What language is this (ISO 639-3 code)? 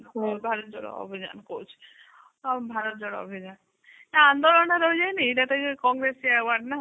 ori